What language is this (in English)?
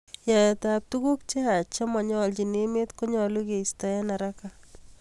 Kalenjin